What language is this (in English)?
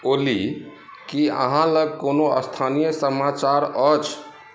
Maithili